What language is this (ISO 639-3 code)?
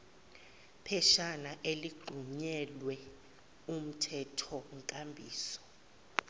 zul